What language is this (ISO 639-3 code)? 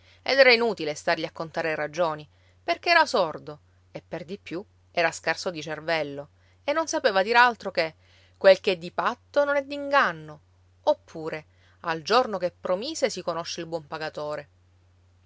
ita